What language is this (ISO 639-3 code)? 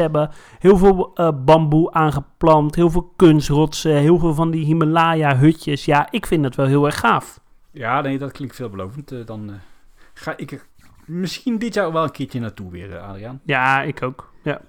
nld